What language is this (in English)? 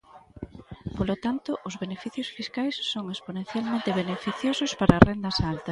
Galician